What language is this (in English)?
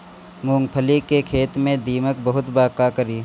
Bhojpuri